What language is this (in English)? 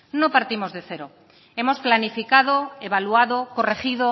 Spanish